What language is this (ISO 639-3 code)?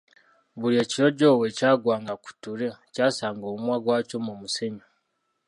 lug